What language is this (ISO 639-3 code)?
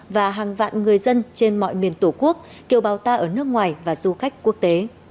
vie